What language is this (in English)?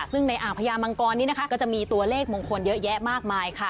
Thai